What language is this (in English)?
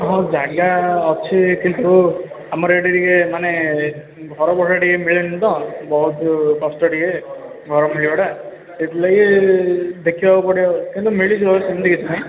Odia